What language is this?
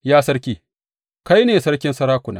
Hausa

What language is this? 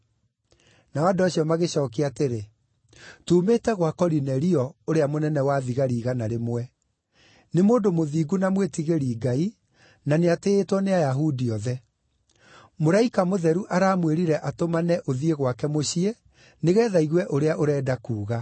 Kikuyu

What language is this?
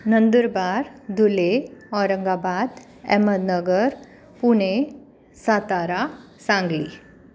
Sindhi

